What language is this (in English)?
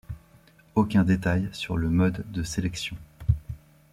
French